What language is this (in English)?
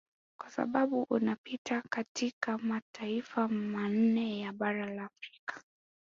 Swahili